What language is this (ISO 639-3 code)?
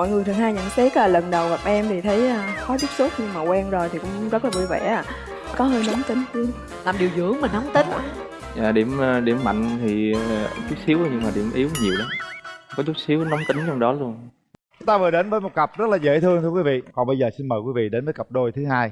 vie